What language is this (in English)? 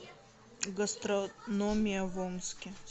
Russian